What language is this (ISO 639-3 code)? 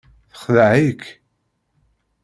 kab